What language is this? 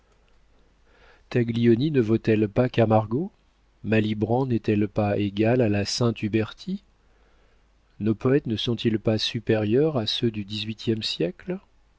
French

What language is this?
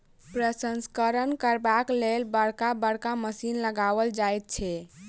Maithili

